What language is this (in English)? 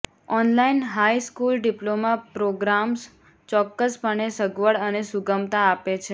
Gujarati